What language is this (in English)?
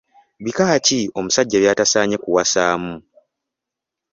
Ganda